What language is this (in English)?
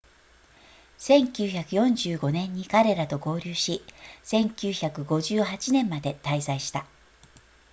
Japanese